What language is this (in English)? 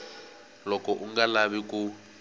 Tsonga